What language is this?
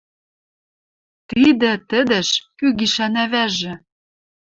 Western Mari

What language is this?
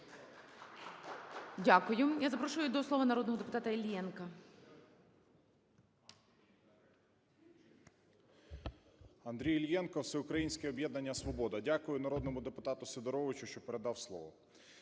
Ukrainian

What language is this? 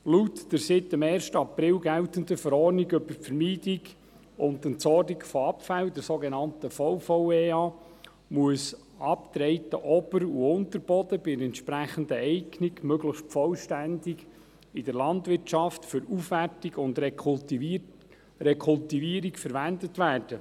Swiss German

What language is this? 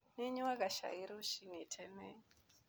Kikuyu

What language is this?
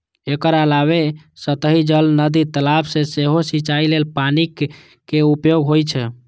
Maithili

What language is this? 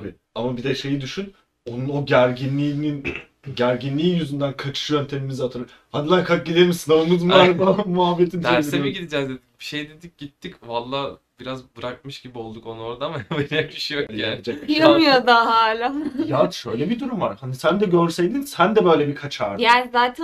Turkish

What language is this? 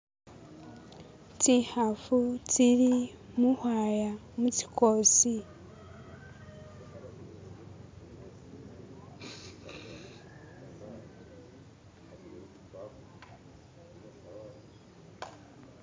Masaaba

